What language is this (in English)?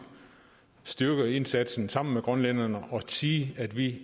Danish